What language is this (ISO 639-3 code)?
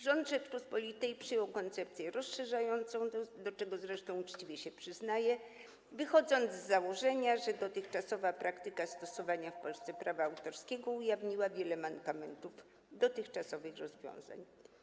pol